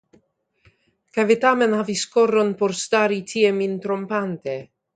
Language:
Esperanto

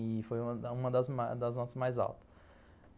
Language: Portuguese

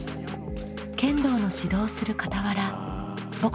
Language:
Japanese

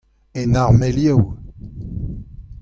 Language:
Breton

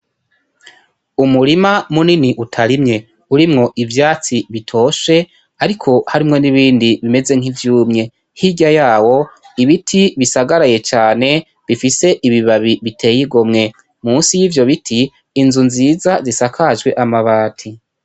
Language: Rundi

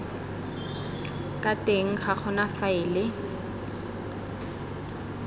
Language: Tswana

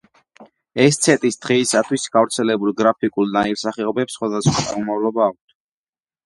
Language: Georgian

